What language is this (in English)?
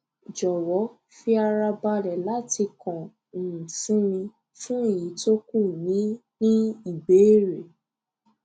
Yoruba